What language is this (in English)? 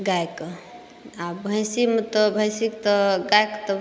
Maithili